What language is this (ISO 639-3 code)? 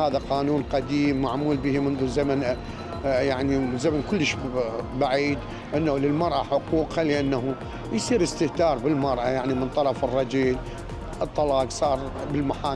ara